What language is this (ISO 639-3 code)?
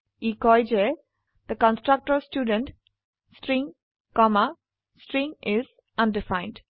asm